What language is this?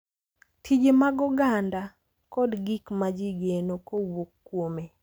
Luo (Kenya and Tanzania)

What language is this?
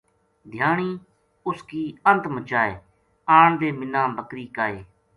Gujari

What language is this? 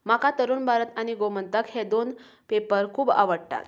Konkani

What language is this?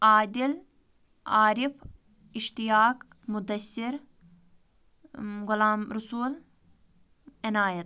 Kashmiri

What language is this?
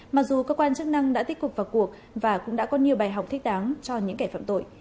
Vietnamese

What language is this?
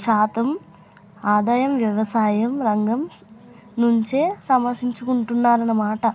Telugu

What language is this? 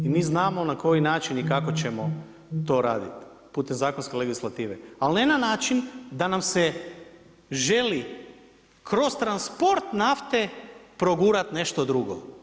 Croatian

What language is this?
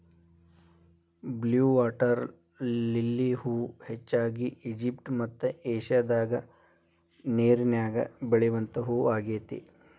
Kannada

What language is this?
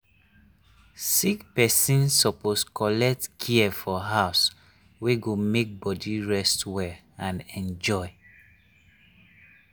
Nigerian Pidgin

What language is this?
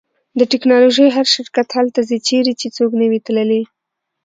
Pashto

